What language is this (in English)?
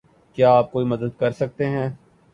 Urdu